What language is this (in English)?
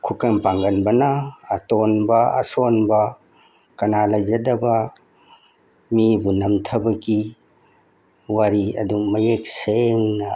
Manipuri